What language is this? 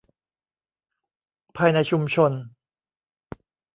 Thai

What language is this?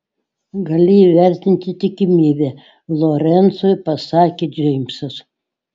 Lithuanian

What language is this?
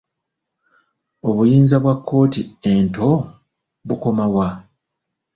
Ganda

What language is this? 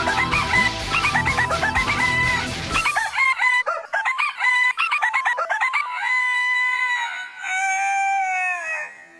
Russian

